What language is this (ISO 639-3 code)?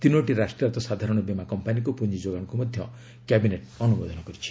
ori